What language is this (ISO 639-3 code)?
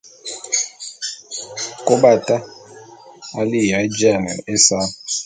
bum